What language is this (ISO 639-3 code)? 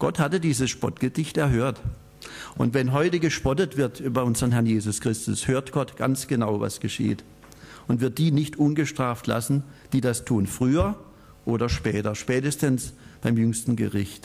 deu